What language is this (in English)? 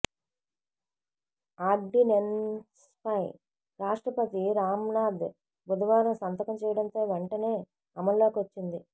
Telugu